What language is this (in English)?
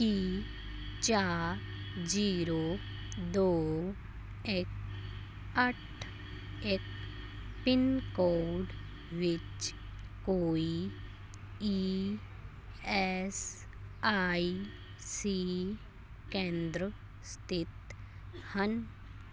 Punjabi